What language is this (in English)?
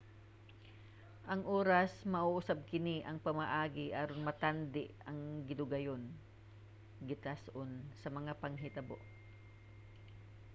Cebuano